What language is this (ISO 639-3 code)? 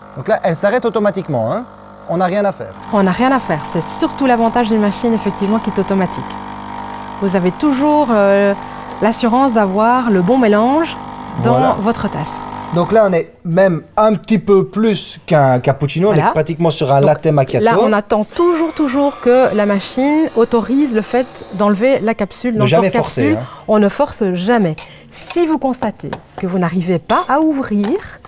fra